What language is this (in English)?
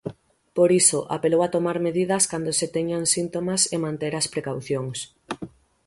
Galician